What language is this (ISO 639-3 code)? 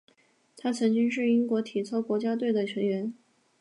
zho